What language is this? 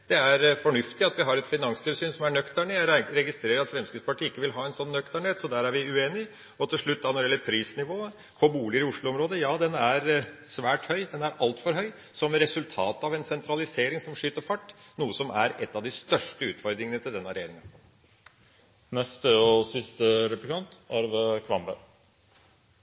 Norwegian Bokmål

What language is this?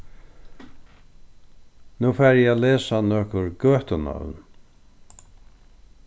Faroese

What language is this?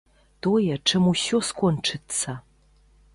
Belarusian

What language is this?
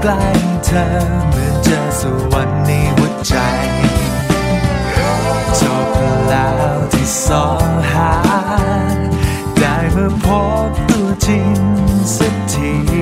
Thai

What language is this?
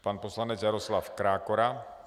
Czech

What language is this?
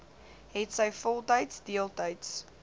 Afrikaans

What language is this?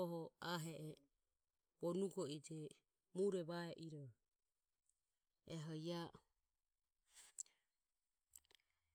Ömie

